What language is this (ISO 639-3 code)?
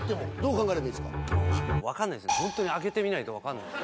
jpn